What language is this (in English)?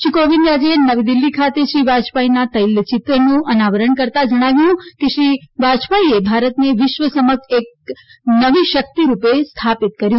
Gujarati